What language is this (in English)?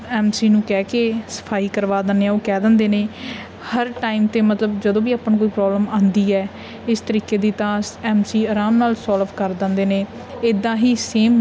Punjabi